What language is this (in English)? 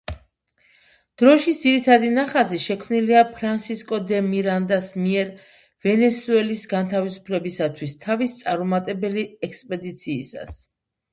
Georgian